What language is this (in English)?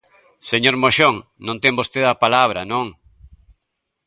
Galician